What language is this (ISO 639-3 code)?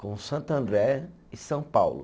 por